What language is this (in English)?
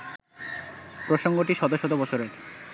Bangla